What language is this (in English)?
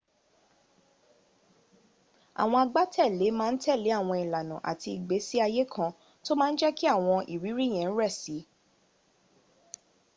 Yoruba